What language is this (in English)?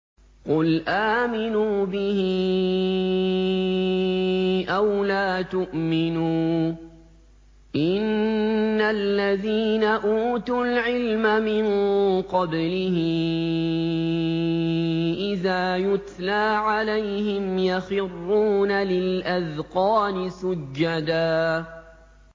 Arabic